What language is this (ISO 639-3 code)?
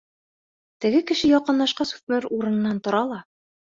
bak